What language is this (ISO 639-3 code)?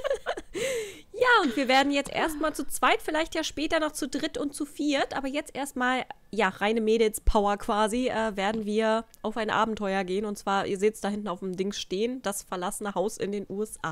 deu